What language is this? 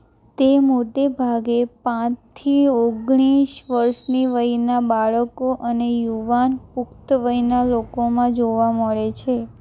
Gujarati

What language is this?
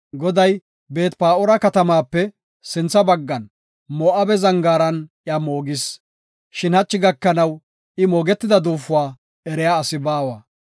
Gofa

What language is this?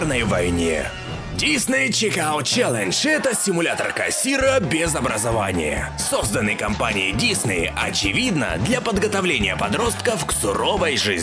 Russian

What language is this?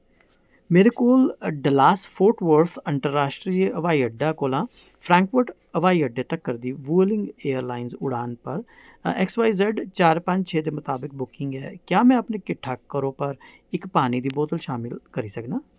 Dogri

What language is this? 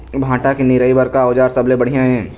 Chhattisgarhi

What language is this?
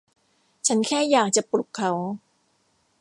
Thai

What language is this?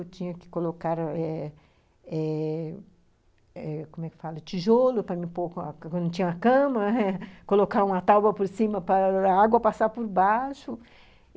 Portuguese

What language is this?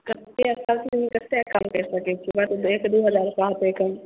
Maithili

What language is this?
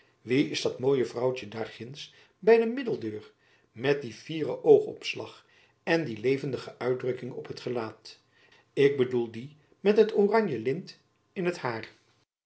Dutch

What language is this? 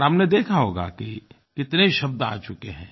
Hindi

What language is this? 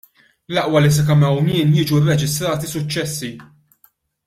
Maltese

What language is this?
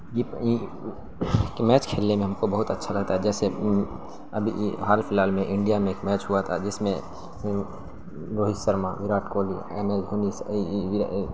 Urdu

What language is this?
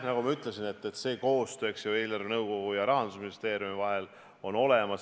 Estonian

